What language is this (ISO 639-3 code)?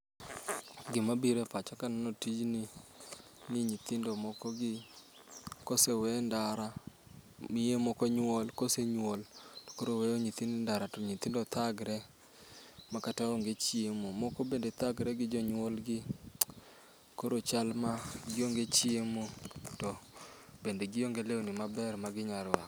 luo